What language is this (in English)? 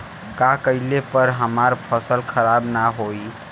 Bhojpuri